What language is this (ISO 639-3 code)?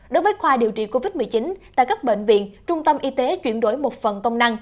vie